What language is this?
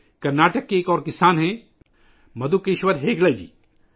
Urdu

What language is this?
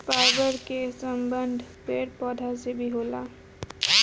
Bhojpuri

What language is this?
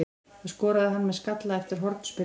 Icelandic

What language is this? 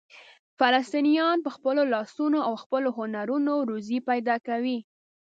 Pashto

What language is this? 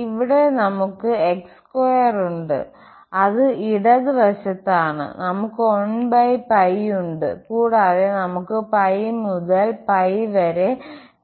Malayalam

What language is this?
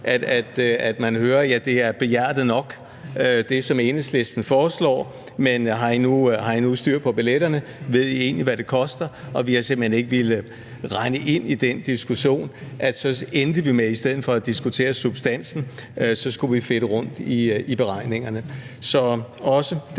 Danish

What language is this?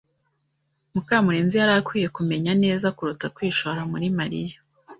Kinyarwanda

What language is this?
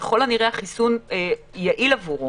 Hebrew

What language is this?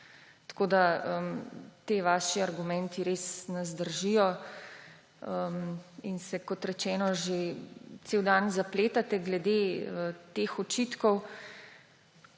Slovenian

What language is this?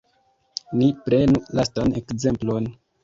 Esperanto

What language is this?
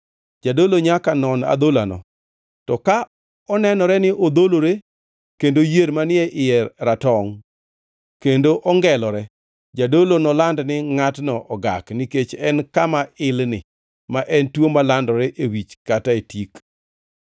Luo (Kenya and Tanzania)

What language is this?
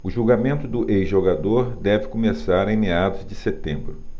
Portuguese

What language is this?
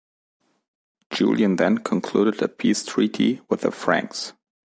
English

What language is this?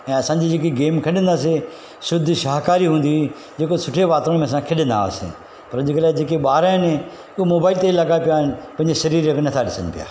Sindhi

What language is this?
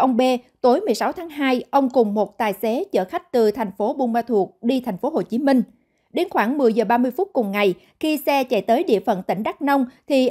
Vietnamese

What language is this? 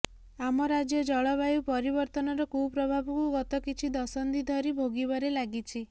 Odia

